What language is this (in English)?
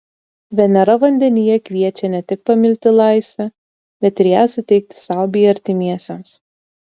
Lithuanian